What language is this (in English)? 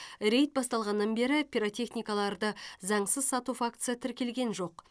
Kazakh